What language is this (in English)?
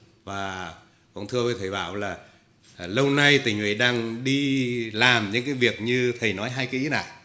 Vietnamese